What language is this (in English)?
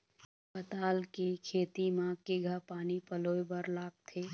Chhattisgarhi